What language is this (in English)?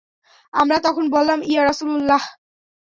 Bangla